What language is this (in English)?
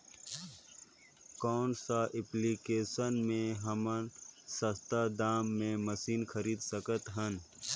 Chhattisgarhi